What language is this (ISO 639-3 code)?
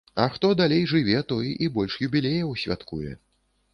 bel